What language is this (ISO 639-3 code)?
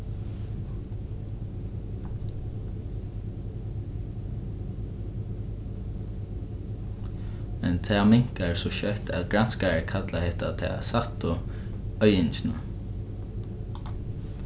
fao